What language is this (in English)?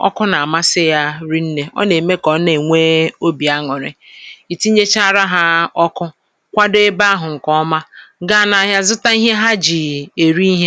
Igbo